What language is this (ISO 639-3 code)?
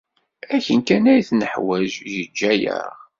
kab